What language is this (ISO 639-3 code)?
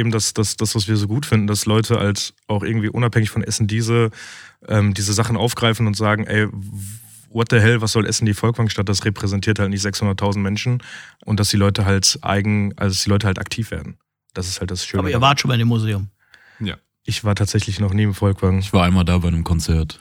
deu